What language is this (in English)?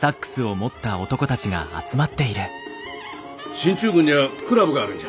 Japanese